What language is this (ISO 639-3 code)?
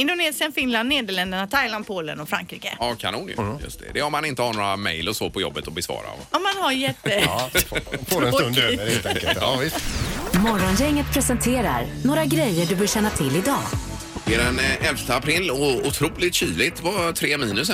swe